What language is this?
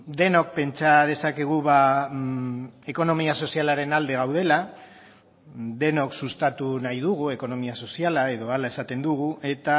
Basque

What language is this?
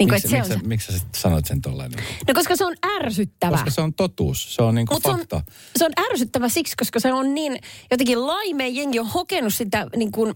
Finnish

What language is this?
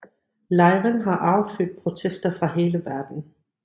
Danish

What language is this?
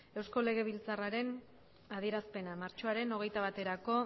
Basque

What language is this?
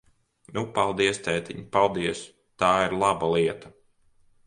Latvian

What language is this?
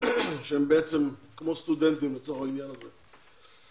Hebrew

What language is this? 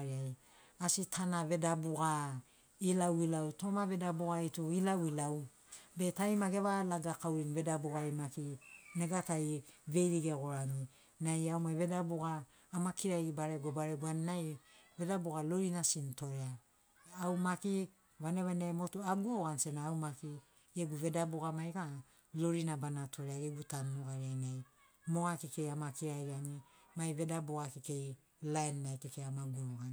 Sinaugoro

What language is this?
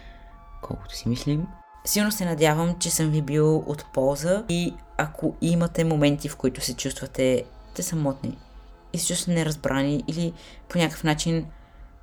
Bulgarian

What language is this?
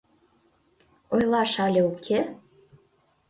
Mari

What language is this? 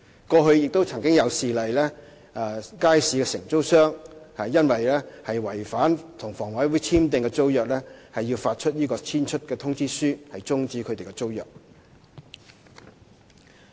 Cantonese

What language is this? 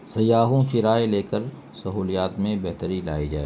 Urdu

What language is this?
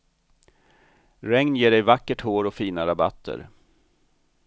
Swedish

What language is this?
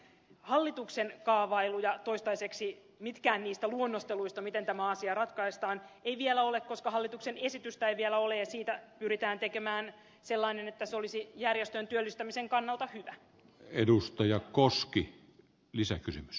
Finnish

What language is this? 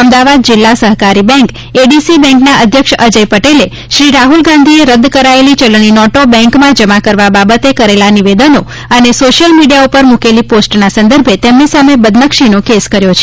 Gujarati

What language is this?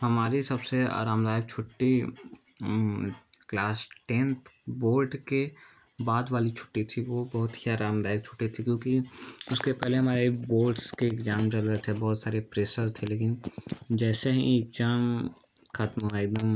Hindi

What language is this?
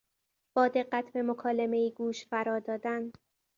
Persian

